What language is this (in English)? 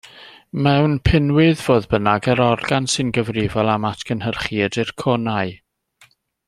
Welsh